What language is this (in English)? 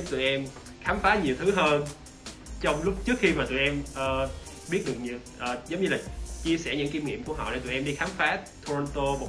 Vietnamese